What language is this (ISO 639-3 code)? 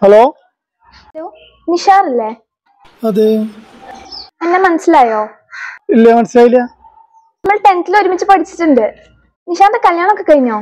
ara